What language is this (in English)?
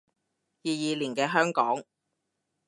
Cantonese